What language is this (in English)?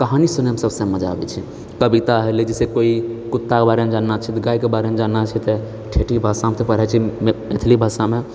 Maithili